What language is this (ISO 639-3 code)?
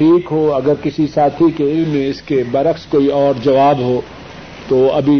urd